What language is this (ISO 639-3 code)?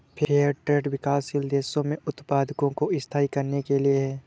hin